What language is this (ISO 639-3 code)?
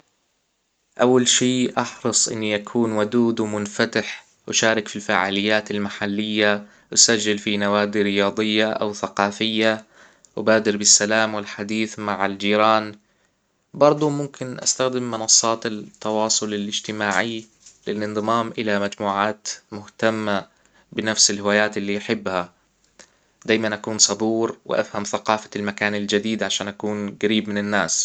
acw